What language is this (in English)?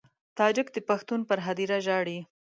Pashto